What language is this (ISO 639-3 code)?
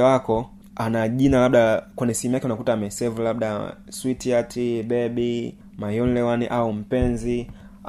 swa